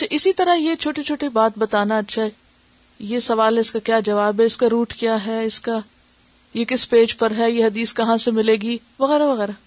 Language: Urdu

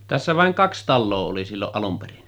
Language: Finnish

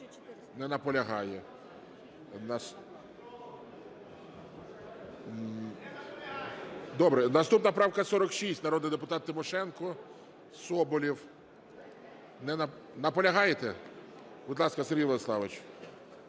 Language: Ukrainian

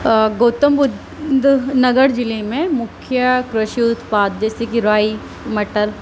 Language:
Urdu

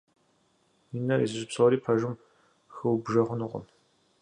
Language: Kabardian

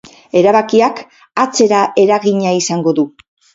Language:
Basque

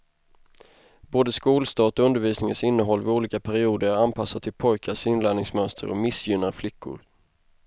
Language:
Swedish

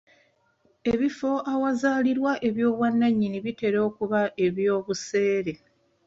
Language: Ganda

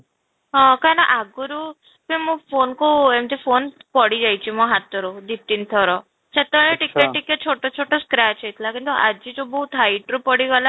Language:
Odia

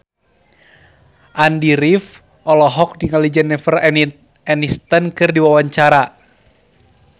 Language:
Sundanese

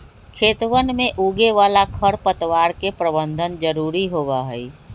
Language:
Magahi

